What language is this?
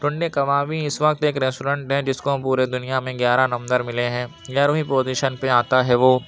Urdu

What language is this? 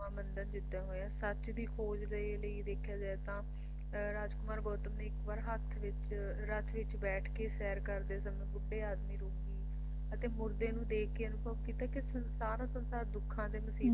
Punjabi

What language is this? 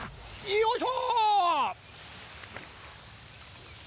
Japanese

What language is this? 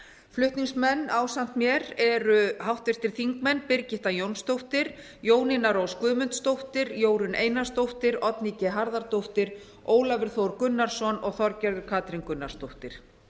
Icelandic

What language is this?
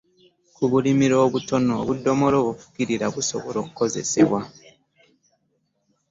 Ganda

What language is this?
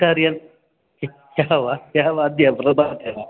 Sanskrit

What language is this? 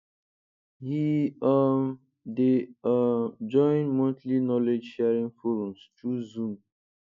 Nigerian Pidgin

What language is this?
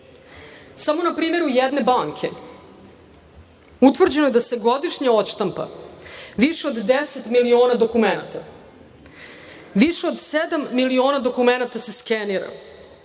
Serbian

